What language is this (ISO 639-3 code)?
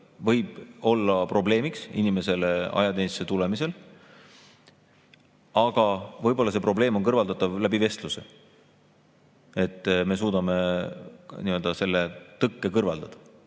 est